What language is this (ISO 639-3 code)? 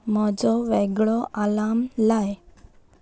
kok